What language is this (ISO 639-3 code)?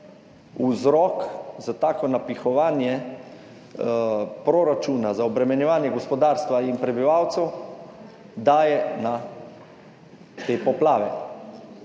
slv